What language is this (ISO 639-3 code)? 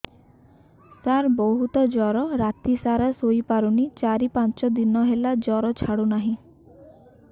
ori